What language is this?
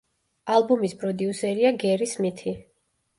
Georgian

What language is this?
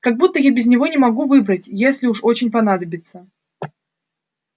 Russian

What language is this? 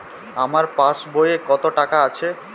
Bangla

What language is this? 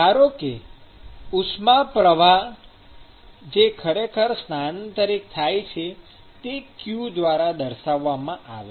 Gujarati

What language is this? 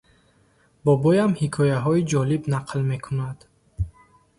Tajik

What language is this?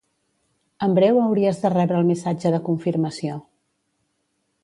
Catalan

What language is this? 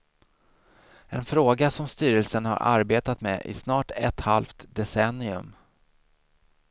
Swedish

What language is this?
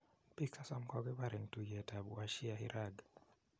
Kalenjin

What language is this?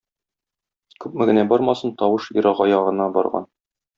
Tatar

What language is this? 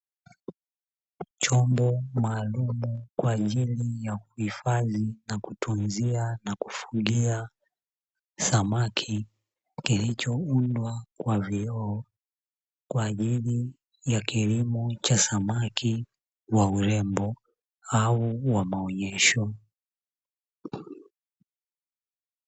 Swahili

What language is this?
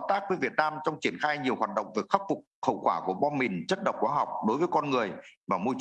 Vietnamese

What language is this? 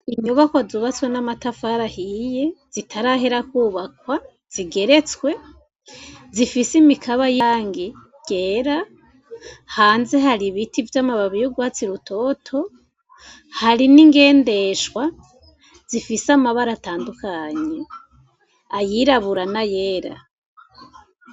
Rundi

